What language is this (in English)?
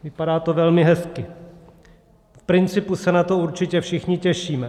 Czech